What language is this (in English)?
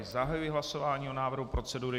Czech